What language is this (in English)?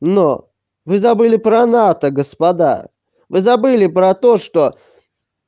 Russian